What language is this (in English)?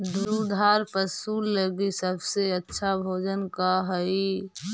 Magahi